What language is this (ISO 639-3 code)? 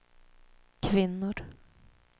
swe